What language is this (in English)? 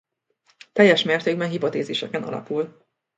Hungarian